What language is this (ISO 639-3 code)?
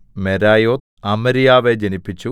mal